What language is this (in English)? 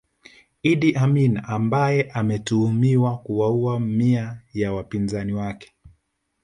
Swahili